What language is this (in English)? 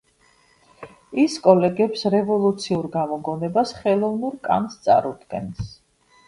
Georgian